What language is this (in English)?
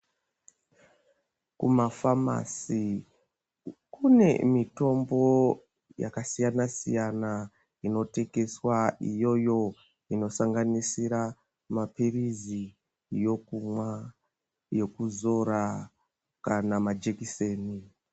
Ndau